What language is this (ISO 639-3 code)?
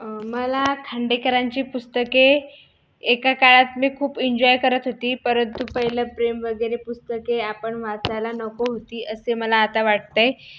mar